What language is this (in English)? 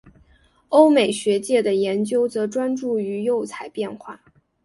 Chinese